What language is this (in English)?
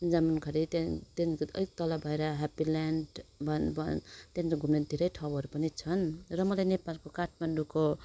Nepali